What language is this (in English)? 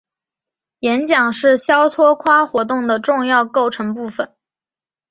Chinese